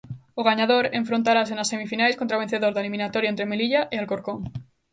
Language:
Galician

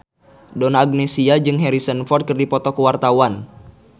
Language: Sundanese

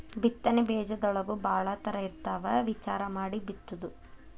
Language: Kannada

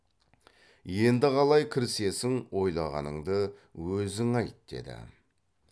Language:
Kazakh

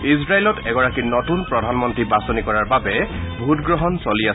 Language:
Assamese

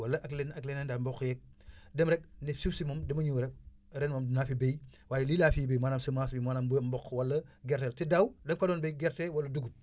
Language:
Wolof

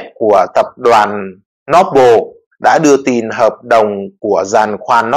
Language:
Vietnamese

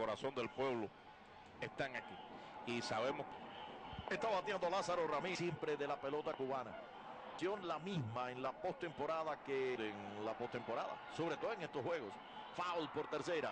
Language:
Spanish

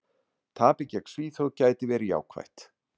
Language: Icelandic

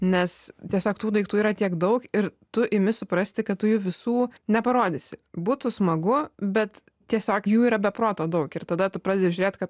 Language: Lithuanian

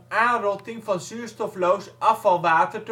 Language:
Dutch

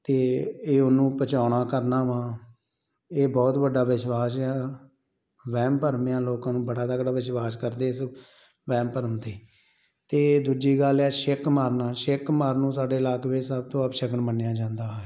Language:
Punjabi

